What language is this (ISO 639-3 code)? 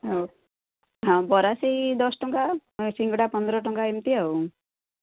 ori